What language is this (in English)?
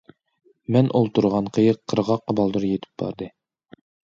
Uyghur